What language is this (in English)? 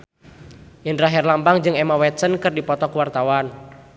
Sundanese